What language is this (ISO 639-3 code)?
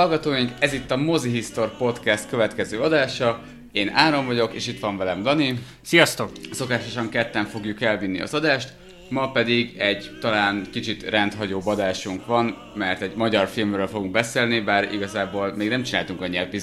hun